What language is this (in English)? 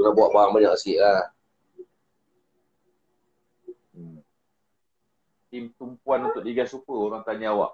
Malay